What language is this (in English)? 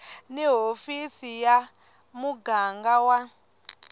Tsonga